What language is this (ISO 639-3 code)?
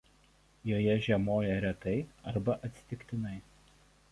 lit